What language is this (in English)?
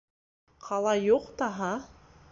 Bashkir